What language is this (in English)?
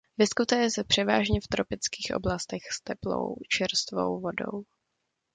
Czech